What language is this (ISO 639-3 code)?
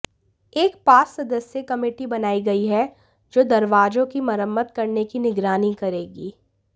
hin